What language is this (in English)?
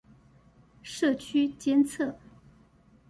Chinese